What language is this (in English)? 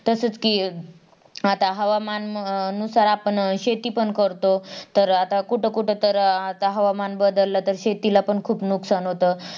Marathi